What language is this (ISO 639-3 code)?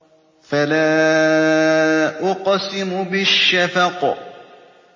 ara